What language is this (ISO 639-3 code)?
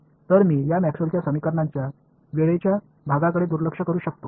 mar